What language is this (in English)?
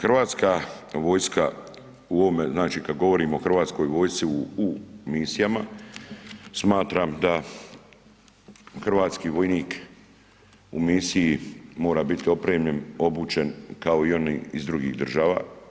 Croatian